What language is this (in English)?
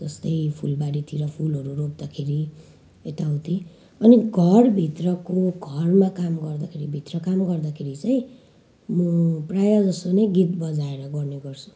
Nepali